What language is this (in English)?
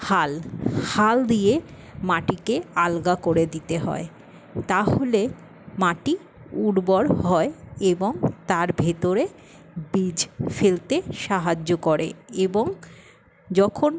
Bangla